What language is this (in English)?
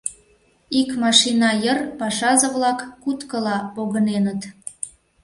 Mari